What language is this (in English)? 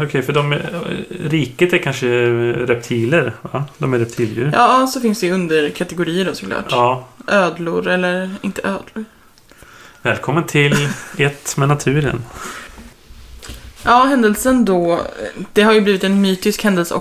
Swedish